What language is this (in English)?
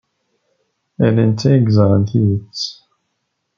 Kabyle